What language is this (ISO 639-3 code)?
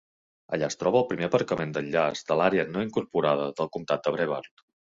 cat